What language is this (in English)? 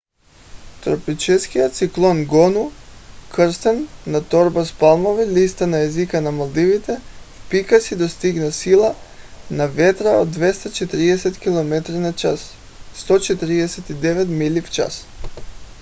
Bulgarian